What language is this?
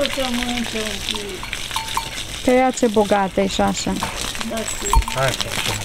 Romanian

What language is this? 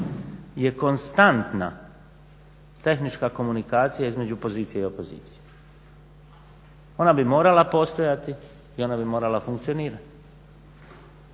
Croatian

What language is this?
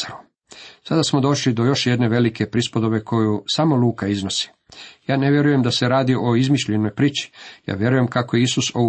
Croatian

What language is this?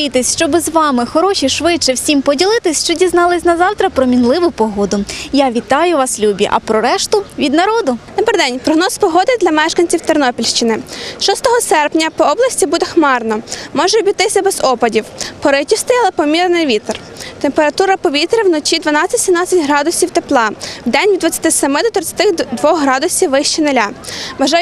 Ukrainian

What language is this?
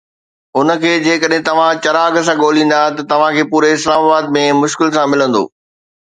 Sindhi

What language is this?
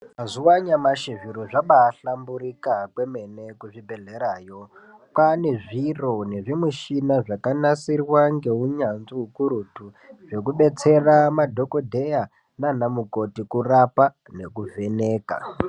Ndau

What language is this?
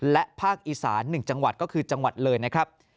Thai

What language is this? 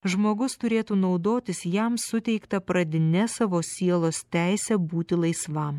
Lithuanian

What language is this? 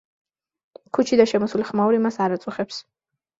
Georgian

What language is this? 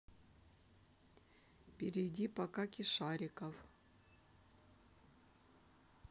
Russian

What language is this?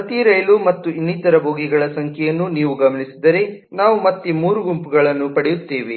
Kannada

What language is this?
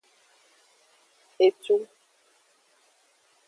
Aja (Benin)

